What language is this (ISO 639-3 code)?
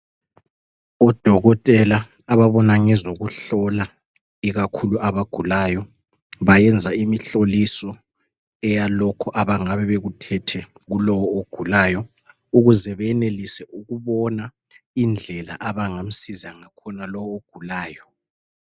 nde